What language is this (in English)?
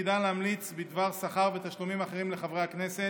Hebrew